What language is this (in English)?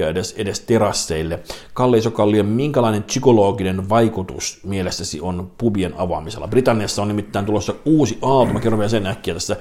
Finnish